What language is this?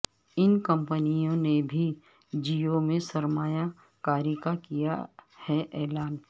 Urdu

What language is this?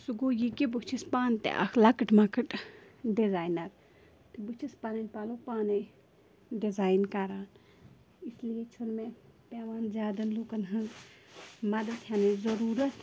Kashmiri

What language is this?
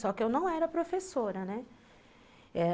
Portuguese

